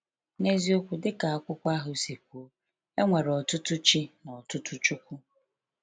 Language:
Igbo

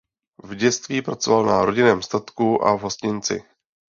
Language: Czech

